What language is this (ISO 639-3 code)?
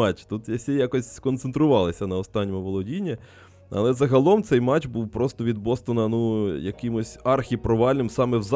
ukr